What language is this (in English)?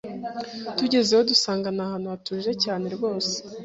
Kinyarwanda